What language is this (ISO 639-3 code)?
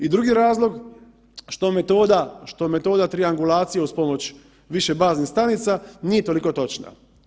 hrv